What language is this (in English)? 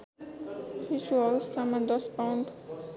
Nepali